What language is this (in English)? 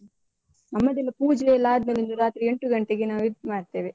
Kannada